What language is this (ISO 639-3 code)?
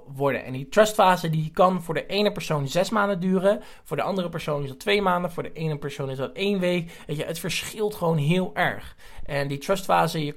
nld